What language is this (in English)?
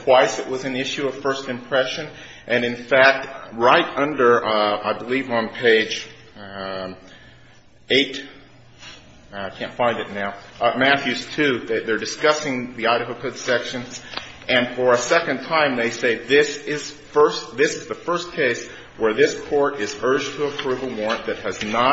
English